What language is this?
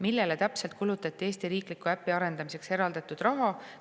Estonian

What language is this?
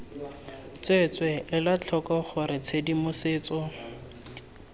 Tswana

